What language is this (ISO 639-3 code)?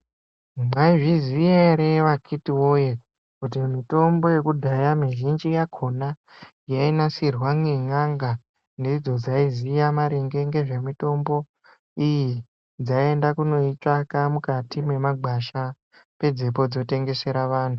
ndc